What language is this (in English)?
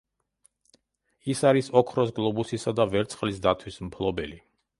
Georgian